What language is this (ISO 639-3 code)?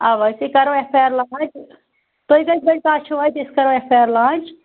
kas